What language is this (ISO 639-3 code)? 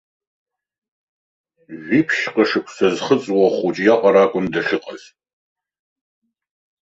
abk